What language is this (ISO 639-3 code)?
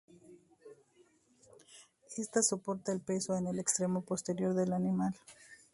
spa